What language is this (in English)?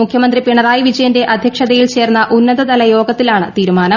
Malayalam